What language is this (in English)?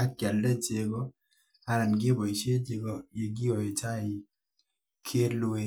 Kalenjin